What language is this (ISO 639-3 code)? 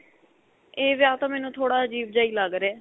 pan